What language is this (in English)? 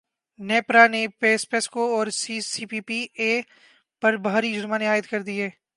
Urdu